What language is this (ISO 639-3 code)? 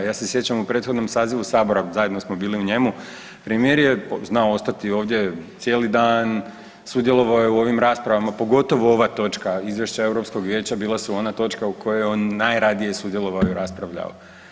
hrv